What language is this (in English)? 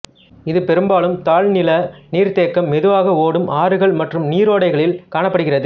Tamil